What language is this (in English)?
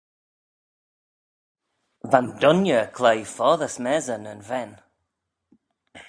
Manx